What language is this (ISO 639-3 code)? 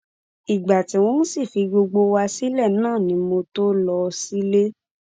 yor